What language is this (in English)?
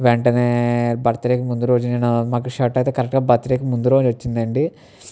Telugu